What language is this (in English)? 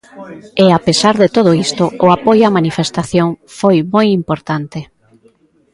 Galician